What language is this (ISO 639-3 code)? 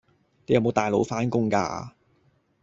yue